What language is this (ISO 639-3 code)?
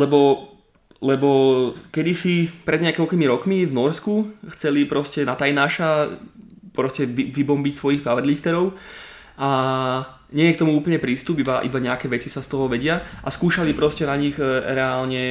slk